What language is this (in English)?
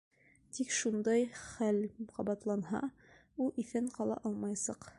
Bashkir